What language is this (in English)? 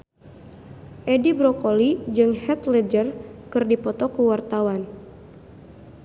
Sundanese